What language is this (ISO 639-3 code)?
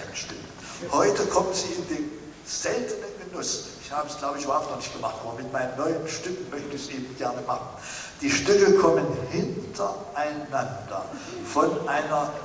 deu